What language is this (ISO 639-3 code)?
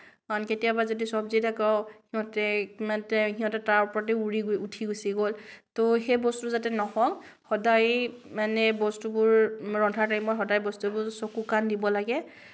asm